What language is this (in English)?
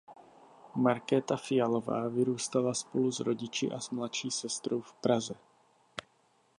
Czech